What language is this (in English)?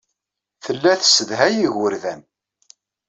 Kabyle